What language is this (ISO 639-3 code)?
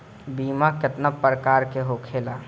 bho